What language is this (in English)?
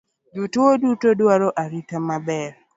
Luo (Kenya and Tanzania)